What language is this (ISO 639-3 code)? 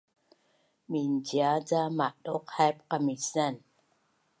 bnn